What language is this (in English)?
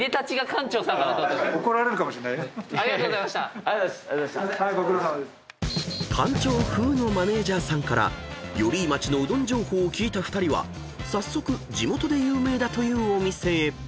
Japanese